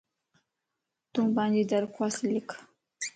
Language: Lasi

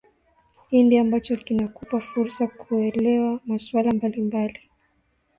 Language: Swahili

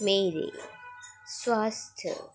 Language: Dogri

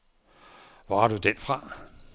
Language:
Danish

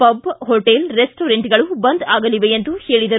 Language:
Kannada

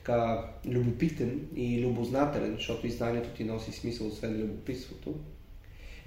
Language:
Bulgarian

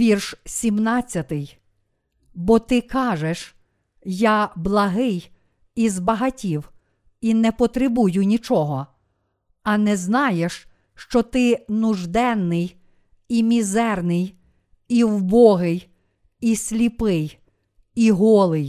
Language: Ukrainian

